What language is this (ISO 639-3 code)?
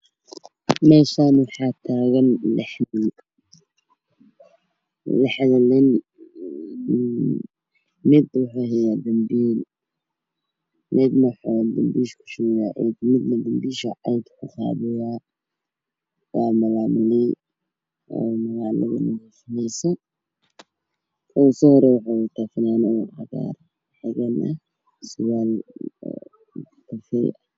som